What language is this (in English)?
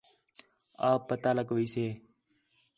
Khetrani